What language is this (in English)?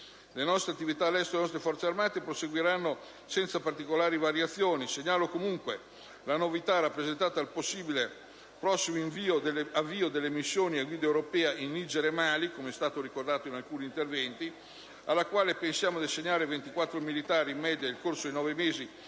Italian